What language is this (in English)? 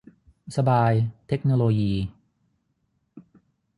Thai